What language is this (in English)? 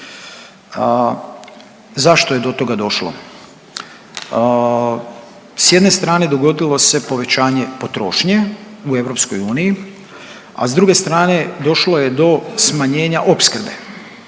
Croatian